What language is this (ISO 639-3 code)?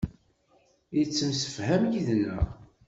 kab